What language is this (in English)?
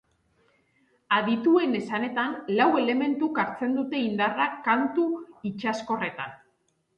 Basque